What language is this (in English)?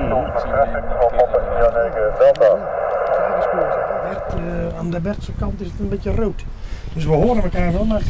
Dutch